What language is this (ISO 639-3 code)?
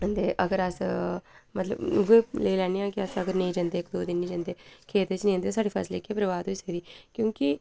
doi